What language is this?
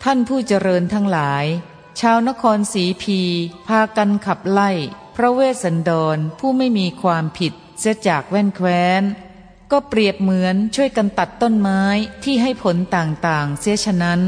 Thai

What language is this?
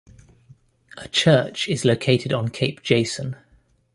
English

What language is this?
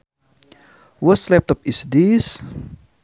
Sundanese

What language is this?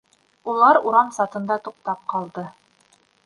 Bashkir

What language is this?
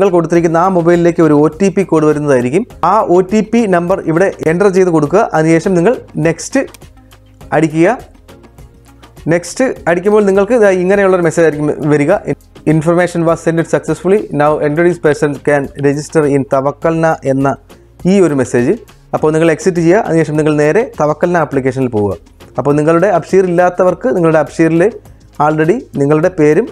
Hindi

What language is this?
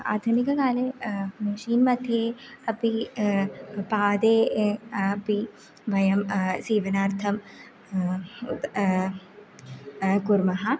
Sanskrit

